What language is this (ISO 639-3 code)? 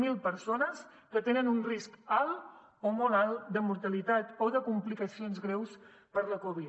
cat